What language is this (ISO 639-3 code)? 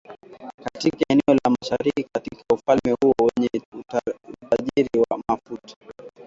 swa